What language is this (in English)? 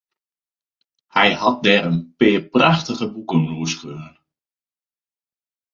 Western Frisian